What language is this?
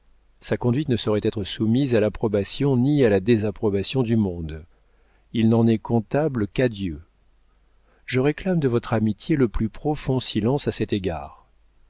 French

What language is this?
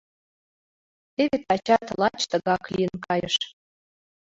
Mari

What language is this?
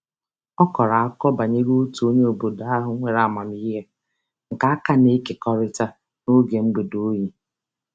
Igbo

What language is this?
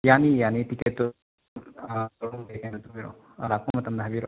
Manipuri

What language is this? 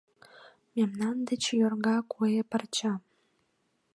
Mari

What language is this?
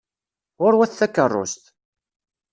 Kabyle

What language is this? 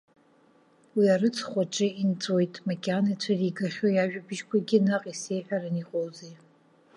Abkhazian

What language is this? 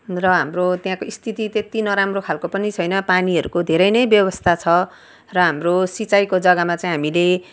Nepali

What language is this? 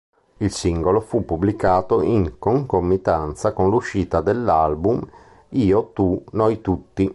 Italian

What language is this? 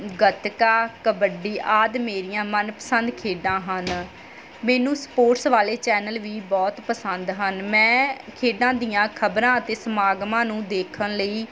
Punjabi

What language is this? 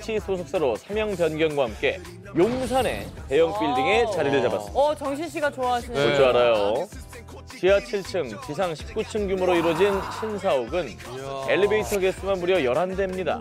Korean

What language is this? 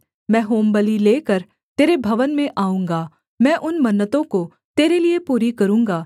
Hindi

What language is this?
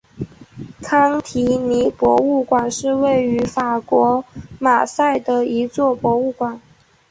Chinese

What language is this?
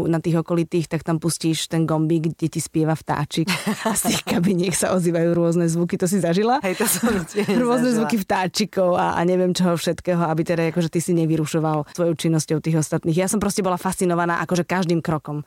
Slovak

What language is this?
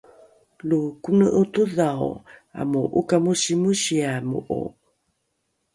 Rukai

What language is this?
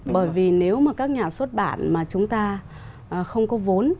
Vietnamese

